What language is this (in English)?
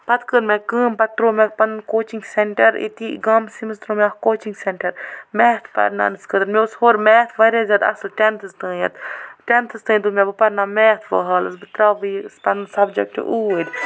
Kashmiri